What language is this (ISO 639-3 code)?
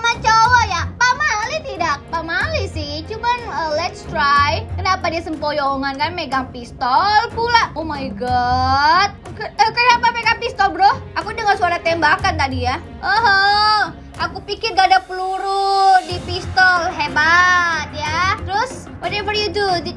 ind